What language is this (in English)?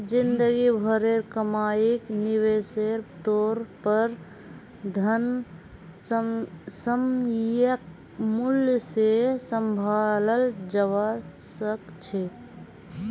Magahi